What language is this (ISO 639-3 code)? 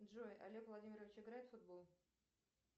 rus